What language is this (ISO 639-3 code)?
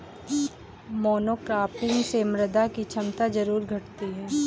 hin